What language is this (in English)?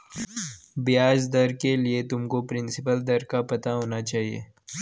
Hindi